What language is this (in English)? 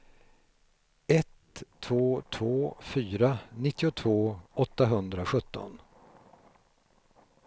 Swedish